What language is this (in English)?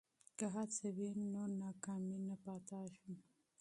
Pashto